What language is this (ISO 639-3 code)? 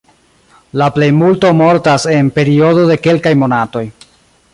epo